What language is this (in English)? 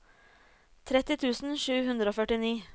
Norwegian